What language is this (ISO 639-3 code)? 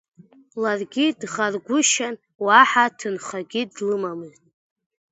abk